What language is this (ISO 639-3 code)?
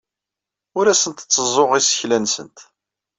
kab